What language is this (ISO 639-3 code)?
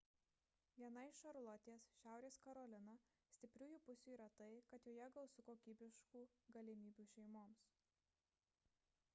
lit